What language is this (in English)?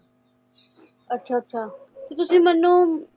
Punjabi